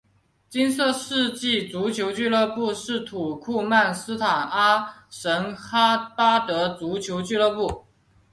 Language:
Chinese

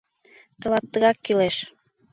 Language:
Mari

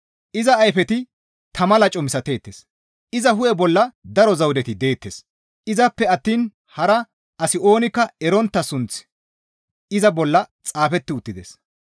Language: Gamo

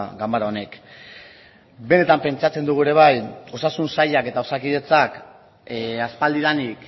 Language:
Basque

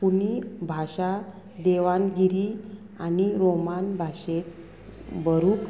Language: Konkani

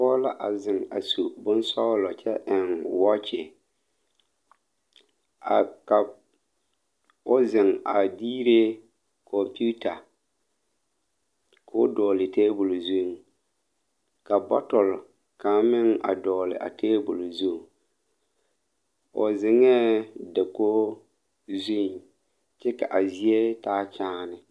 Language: Southern Dagaare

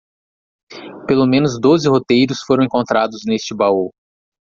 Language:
Portuguese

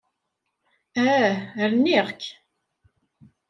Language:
Kabyle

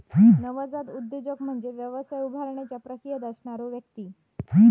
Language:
Marathi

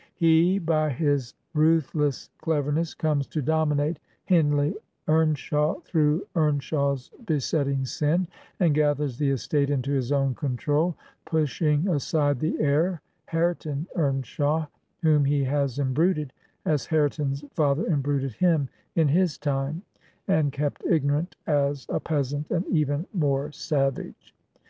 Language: English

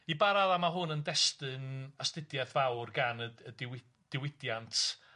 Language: Welsh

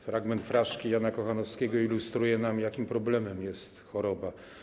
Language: Polish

